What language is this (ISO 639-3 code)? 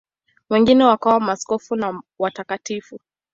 swa